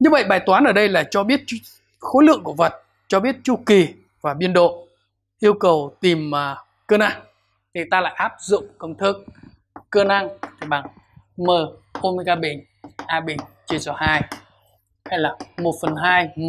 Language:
Vietnamese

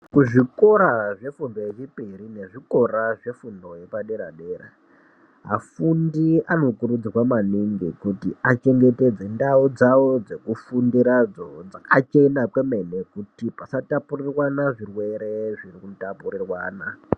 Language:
Ndau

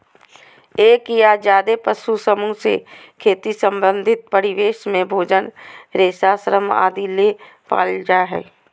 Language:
Magahi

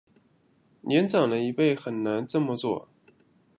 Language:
Chinese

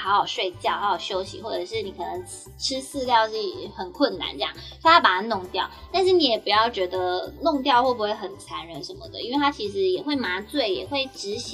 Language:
Chinese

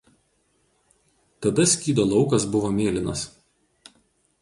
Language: Lithuanian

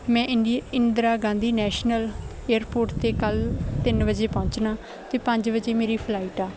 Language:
Punjabi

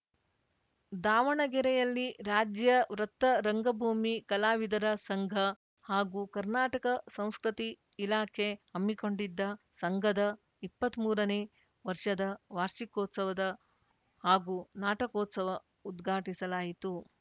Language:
Kannada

